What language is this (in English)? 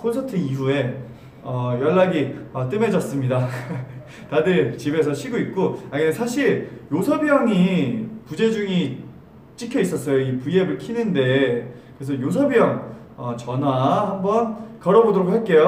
Korean